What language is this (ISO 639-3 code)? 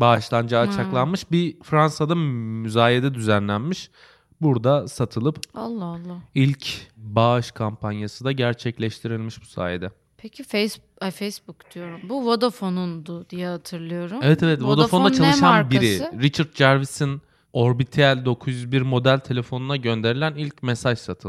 tur